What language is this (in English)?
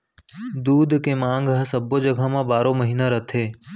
Chhattisgarhi